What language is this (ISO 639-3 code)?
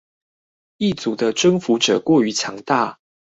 zho